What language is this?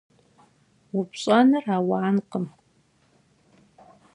Kabardian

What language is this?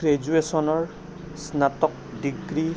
Assamese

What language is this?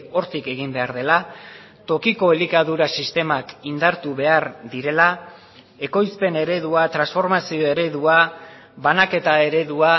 Basque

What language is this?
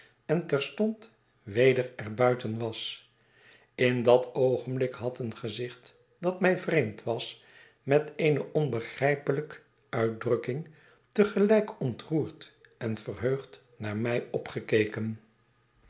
Dutch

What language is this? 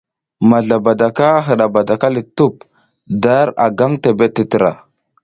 South Giziga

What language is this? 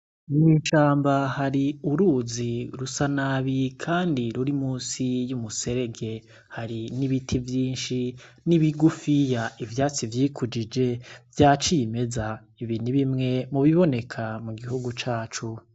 Rundi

